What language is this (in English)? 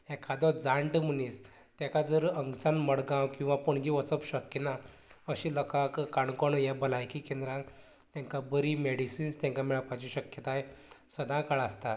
Konkani